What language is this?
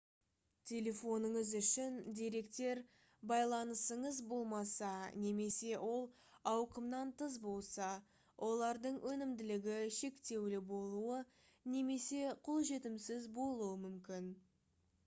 Kazakh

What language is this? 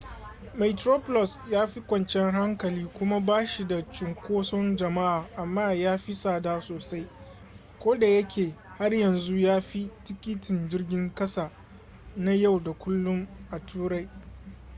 Hausa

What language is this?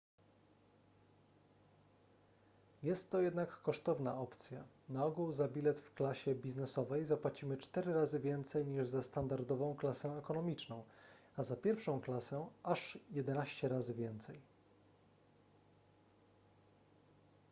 Polish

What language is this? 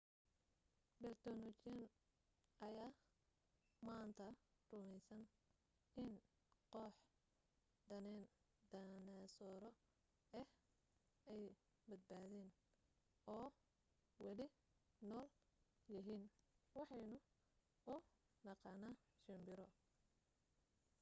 Somali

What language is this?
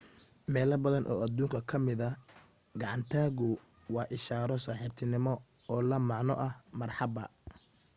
Somali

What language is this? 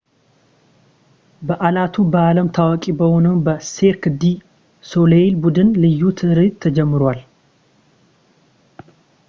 Amharic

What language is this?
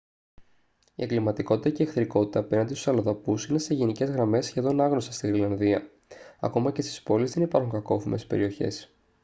Greek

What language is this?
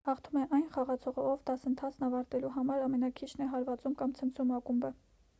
Armenian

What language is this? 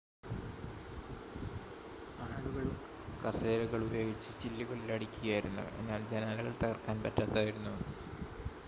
Malayalam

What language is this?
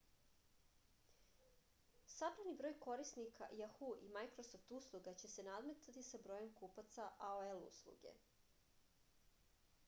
Serbian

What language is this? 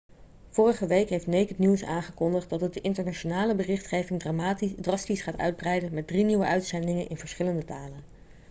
Dutch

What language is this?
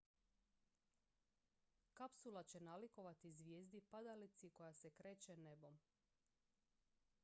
Croatian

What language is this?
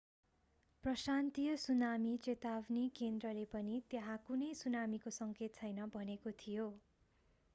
Nepali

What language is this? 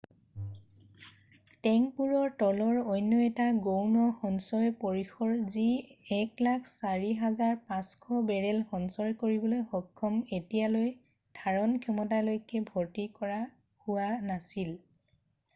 Assamese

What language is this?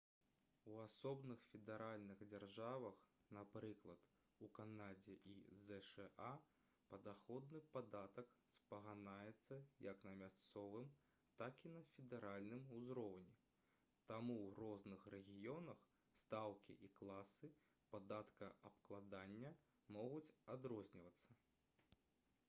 Belarusian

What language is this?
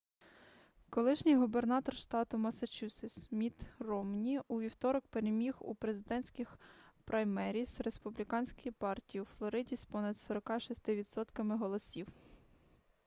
Ukrainian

